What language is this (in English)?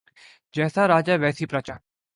Urdu